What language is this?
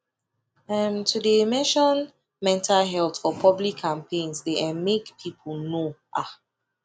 Nigerian Pidgin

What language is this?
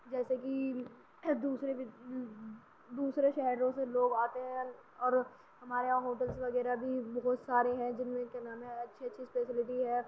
Urdu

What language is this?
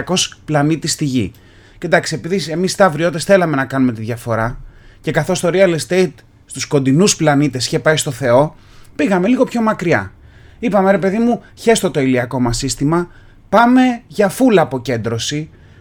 Greek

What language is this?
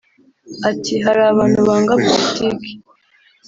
Kinyarwanda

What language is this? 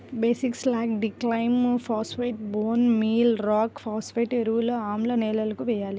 Telugu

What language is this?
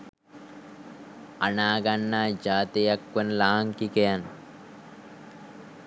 Sinhala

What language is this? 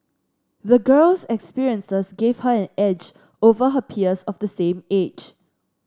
English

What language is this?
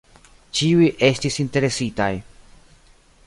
Esperanto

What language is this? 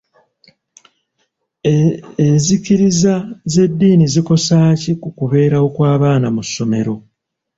Ganda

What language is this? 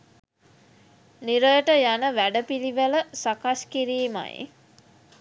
Sinhala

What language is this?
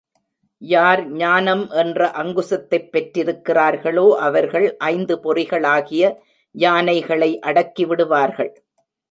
Tamil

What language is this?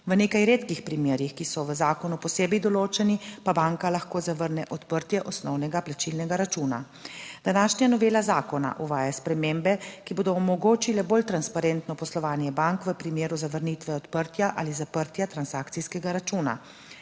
Slovenian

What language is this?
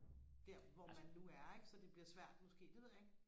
Danish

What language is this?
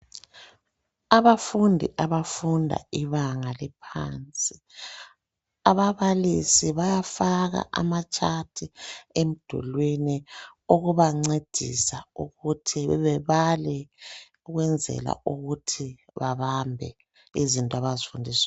North Ndebele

